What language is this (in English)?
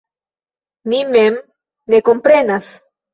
Esperanto